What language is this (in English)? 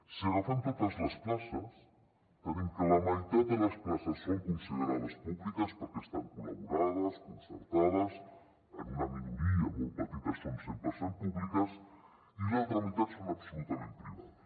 Catalan